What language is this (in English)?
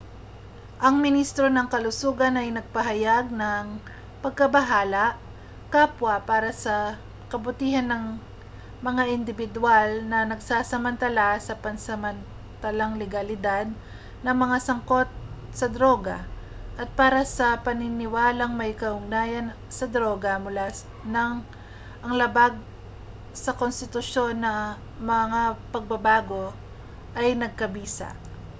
Filipino